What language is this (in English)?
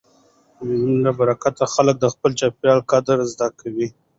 Pashto